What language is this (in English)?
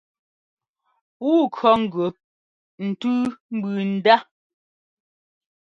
Ngomba